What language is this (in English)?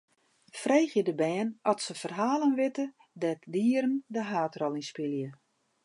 Western Frisian